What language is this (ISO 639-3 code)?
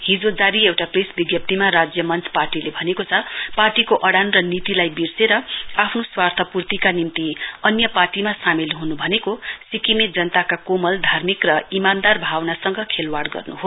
nep